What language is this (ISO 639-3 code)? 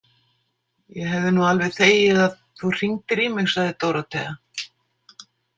isl